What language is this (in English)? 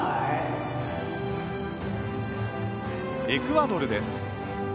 Japanese